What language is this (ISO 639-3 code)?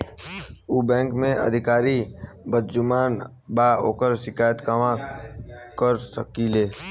bho